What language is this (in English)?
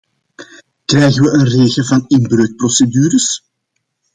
Dutch